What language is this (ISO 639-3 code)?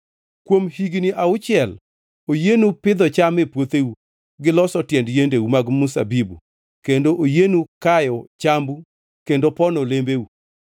luo